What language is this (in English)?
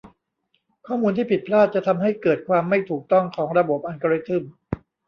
Thai